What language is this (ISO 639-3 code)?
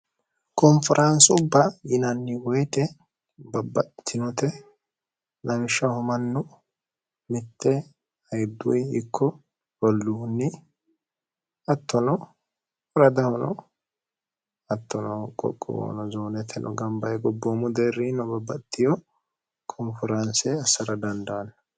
sid